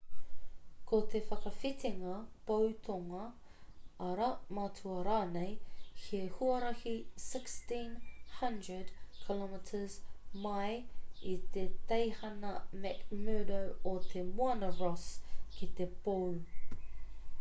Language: Māori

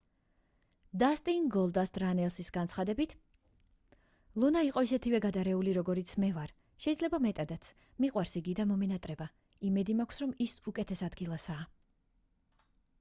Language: Georgian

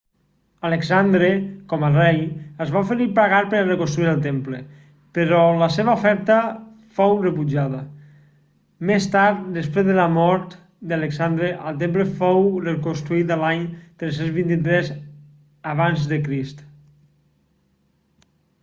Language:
Catalan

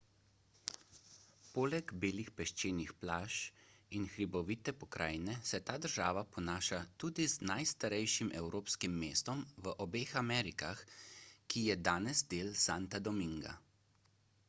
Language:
Slovenian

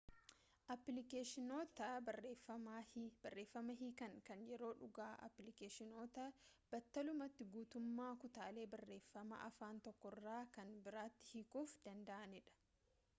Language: Oromo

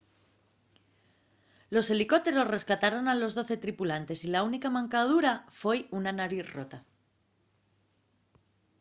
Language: Asturian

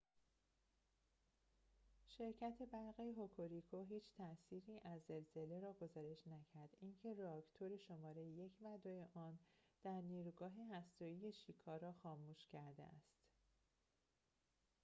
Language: Persian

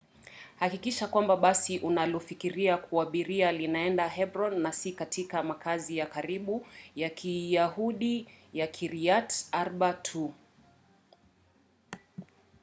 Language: Swahili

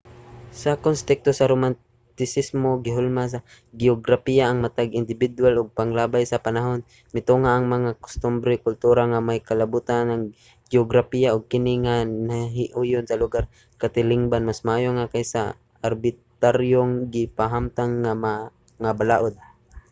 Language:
Cebuano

